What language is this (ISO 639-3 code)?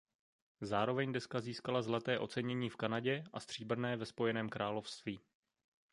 ces